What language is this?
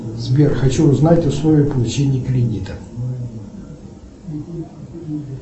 Russian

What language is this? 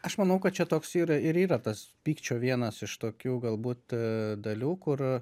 Lithuanian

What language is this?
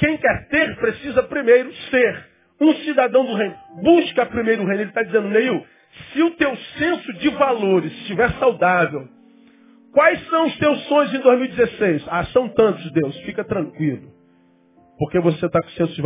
Portuguese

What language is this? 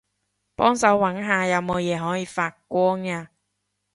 Cantonese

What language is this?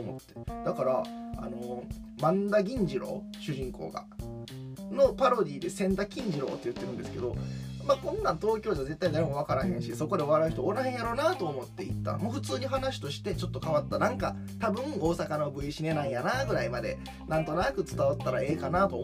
Japanese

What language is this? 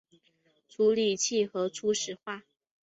Chinese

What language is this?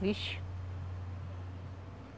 Portuguese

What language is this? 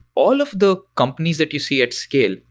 English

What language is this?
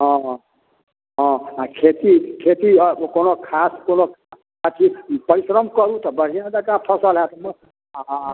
Maithili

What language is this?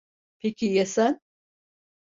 Turkish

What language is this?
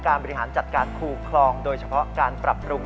Thai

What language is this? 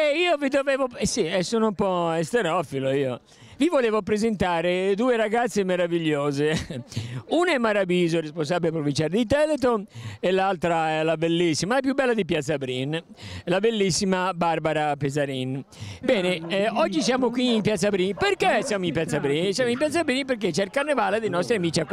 Italian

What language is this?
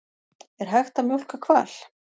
Icelandic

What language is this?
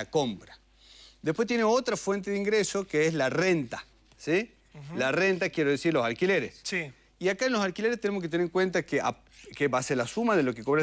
Spanish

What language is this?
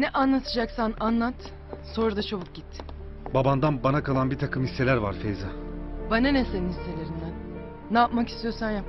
Turkish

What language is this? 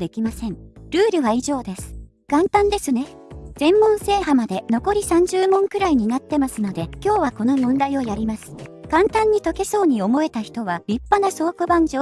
Japanese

